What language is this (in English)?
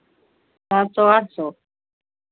Hindi